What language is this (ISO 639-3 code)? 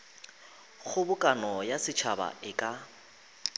nso